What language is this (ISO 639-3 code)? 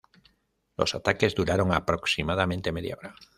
spa